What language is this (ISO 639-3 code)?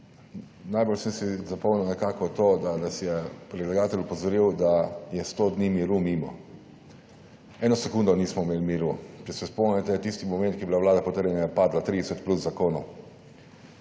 slv